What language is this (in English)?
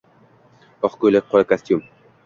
Uzbek